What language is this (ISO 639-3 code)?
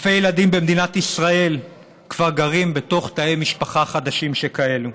heb